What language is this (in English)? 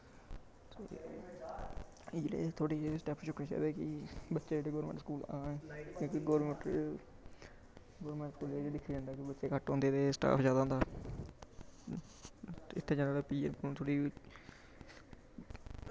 Dogri